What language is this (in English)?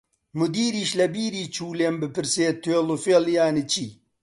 Central Kurdish